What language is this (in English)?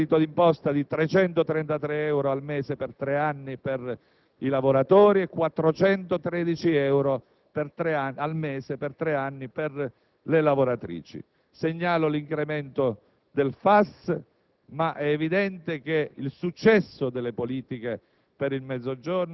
Italian